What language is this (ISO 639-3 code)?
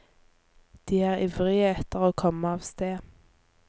nor